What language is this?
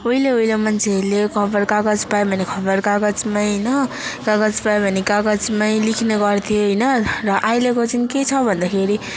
Nepali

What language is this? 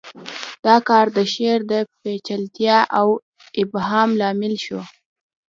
Pashto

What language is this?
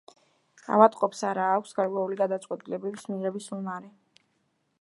Georgian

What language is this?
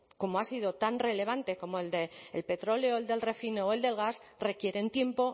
Spanish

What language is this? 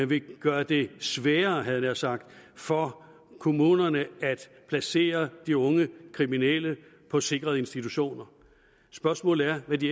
Danish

